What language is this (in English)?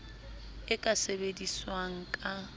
Southern Sotho